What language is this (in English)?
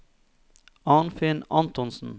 Norwegian